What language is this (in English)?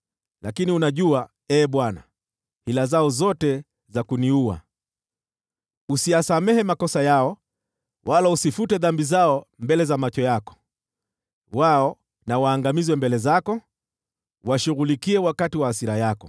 Swahili